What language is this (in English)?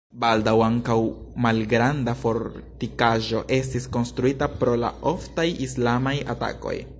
Esperanto